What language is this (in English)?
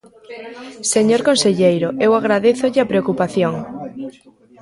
Galician